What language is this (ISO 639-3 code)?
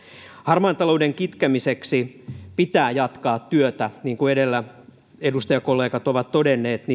fin